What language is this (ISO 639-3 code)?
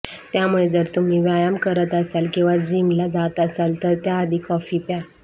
mar